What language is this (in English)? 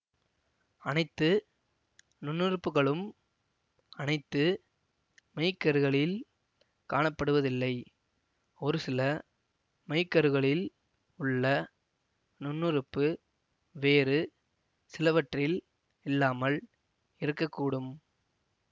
Tamil